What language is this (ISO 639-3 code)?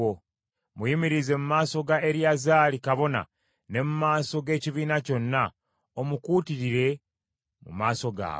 lug